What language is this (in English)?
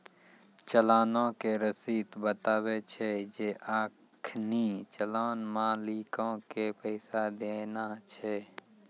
Maithili